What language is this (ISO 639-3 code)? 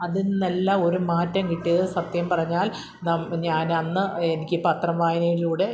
mal